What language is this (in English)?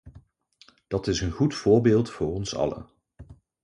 Dutch